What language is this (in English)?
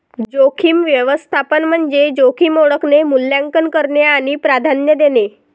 Marathi